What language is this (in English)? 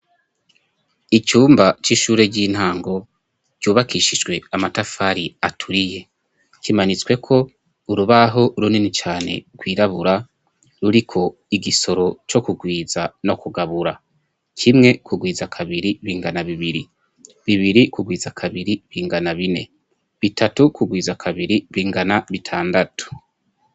Rundi